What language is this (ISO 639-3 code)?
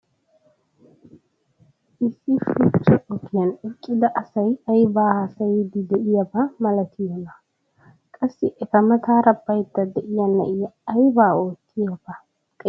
wal